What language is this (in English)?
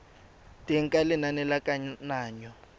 Tswana